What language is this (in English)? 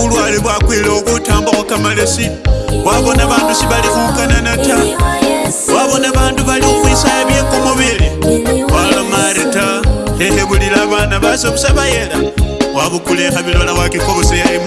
Indonesian